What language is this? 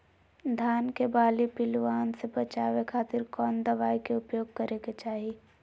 Magahi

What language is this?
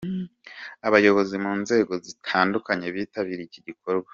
Kinyarwanda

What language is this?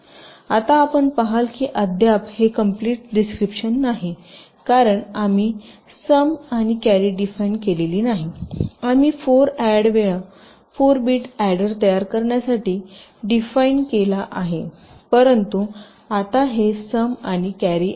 Marathi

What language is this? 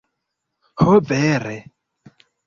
Esperanto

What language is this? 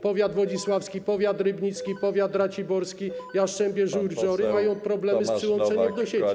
Polish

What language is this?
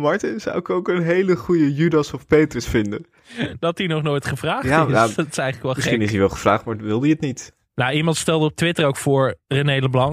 Dutch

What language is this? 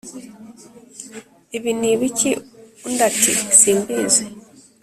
Kinyarwanda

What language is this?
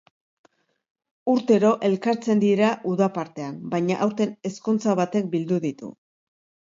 Basque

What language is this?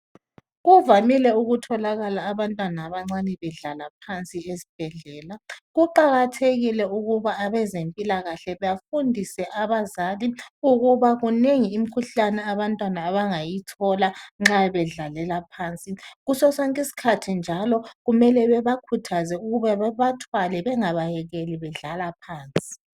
North Ndebele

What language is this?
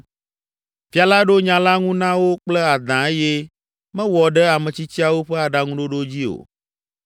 Ewe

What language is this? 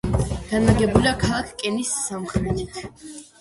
Georgian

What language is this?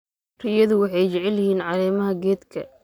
Somali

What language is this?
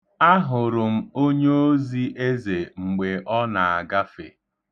Igbo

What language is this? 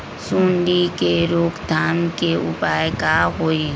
Magahi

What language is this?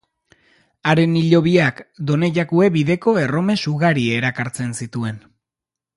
Basque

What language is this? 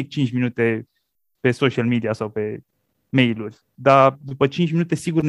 Romanian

